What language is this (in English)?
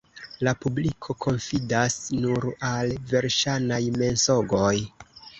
Esperanto